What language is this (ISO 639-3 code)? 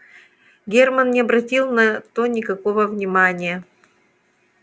rus